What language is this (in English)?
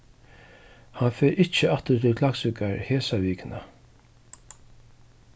Faroese